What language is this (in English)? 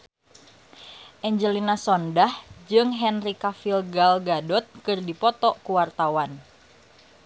Sundanese